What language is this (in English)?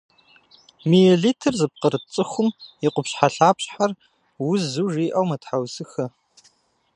Kabardian